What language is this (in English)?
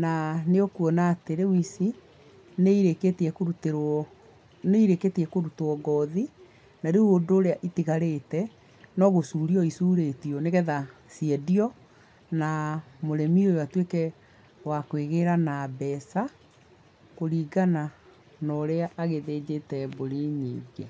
Kikuyu